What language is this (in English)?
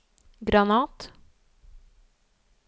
Norwegian